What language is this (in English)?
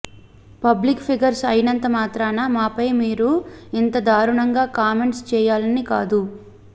Telugu